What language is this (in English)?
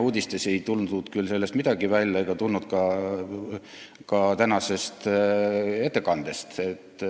Estonian